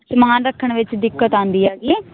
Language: Punjabi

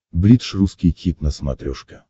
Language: Russian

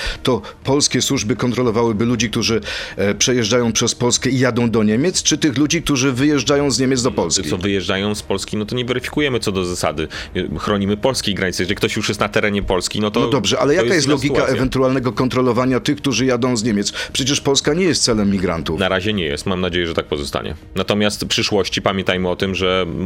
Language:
Polish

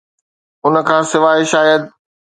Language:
Sindhi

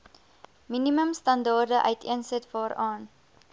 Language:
Afrikaans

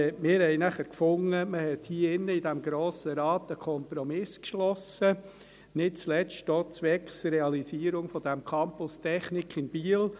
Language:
Swiss German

